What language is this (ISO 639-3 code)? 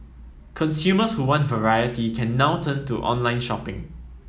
eng